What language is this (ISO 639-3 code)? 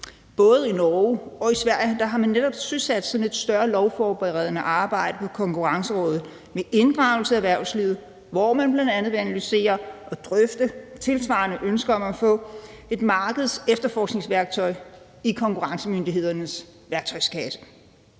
dan